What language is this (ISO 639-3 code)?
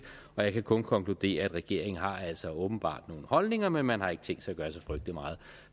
dan